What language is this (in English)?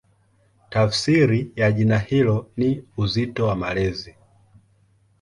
Swahili